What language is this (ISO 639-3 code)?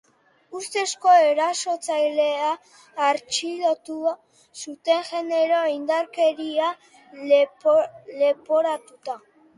eus